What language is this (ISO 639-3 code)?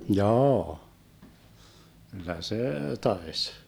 fin